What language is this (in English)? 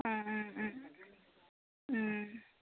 Assamese